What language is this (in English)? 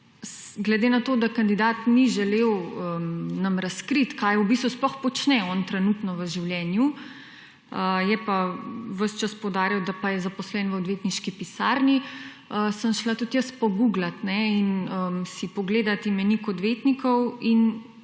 Slovenian